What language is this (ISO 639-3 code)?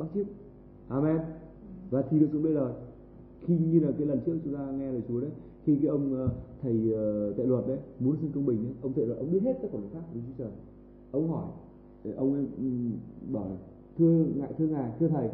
vie